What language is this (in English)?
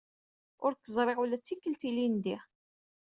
Kabyle